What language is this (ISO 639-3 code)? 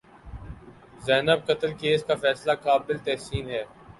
urd